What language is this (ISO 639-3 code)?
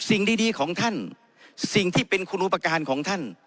tha